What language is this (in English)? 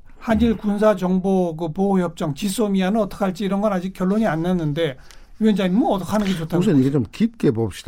Korean